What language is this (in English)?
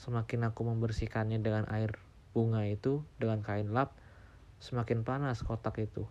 Indonesian